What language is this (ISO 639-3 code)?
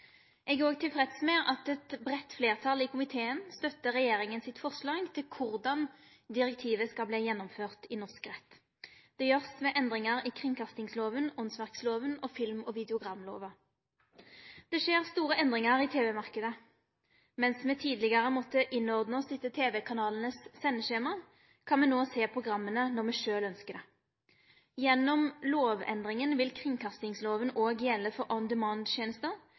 nno